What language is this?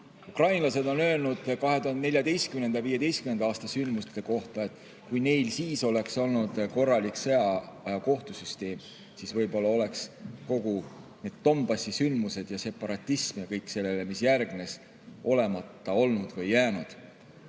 Estonian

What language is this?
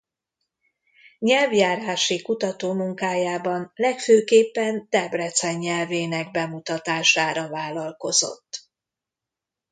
Hungarian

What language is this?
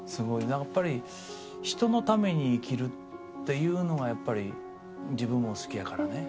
Japanese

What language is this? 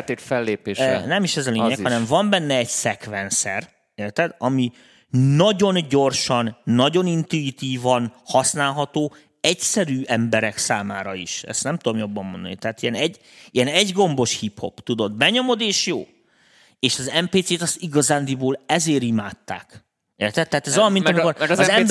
Hungarian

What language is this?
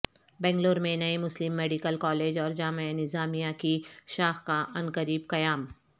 Urdu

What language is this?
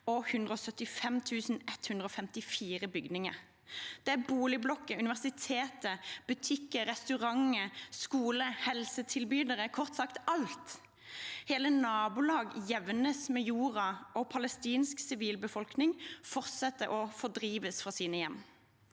Norwegian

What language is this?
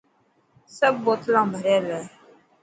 Dhatki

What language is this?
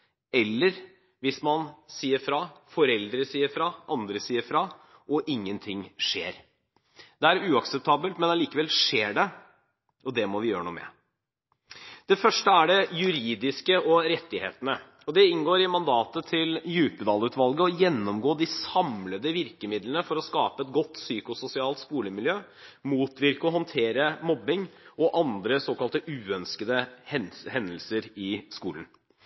Norwegian Bokmål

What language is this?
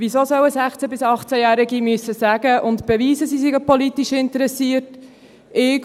Swiss German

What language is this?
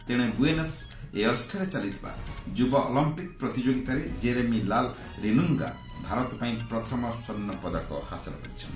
Odia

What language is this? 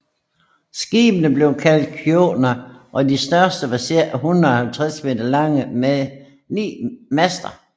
Danish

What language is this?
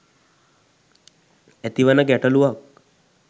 Sinhala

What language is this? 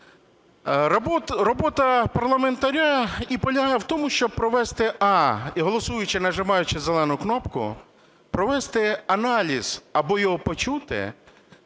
Ukrainian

